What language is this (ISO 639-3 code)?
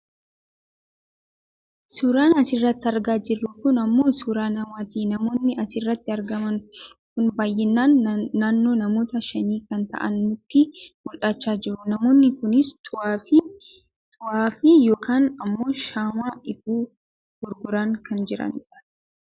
orm